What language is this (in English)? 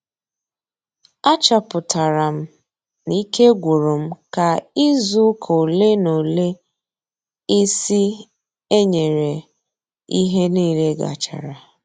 Igbo